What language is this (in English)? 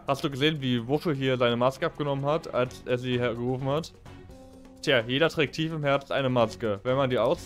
German